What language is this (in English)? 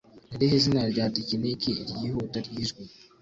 Kinyarwanda